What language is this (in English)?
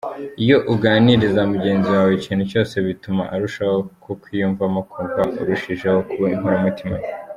Kinyarwanda